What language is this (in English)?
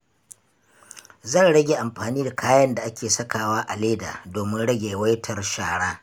Hausa